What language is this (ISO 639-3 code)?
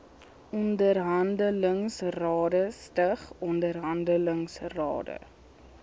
afr